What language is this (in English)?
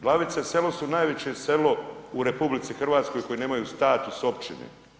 Croatian